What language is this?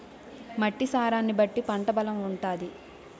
Telugu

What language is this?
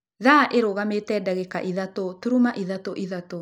Kikuyu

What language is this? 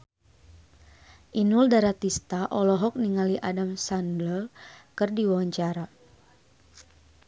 Sundanese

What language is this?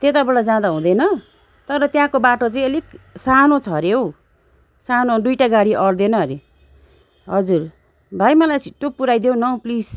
Nepali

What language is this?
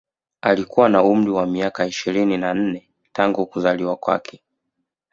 Swahili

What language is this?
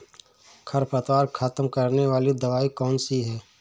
Hindi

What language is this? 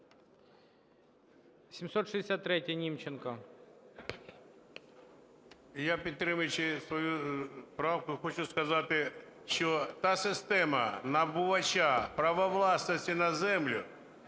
Ukrainian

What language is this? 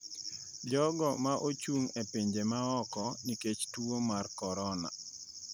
Luo (Kenya and Tanzania)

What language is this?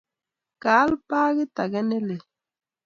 Kalenjin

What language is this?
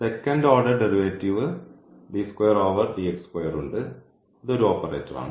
Malayalam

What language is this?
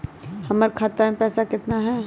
Magahi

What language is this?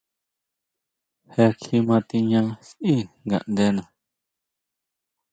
Huautla Mazatec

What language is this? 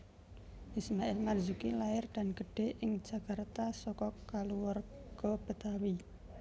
Javanese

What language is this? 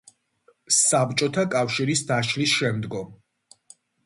Georgian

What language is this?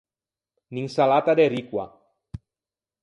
Ligurian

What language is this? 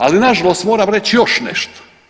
Croatian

